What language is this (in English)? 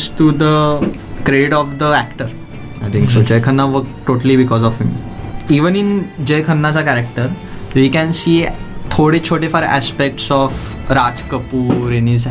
Marathi